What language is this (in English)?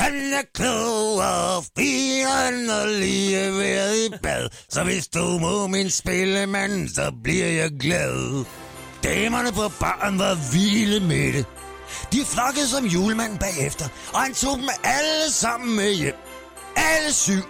Danish